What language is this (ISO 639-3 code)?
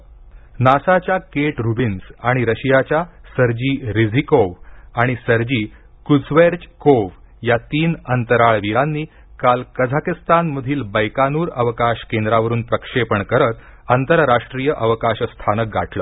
mar